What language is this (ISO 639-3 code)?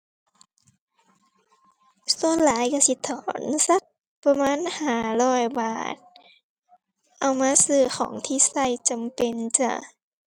tha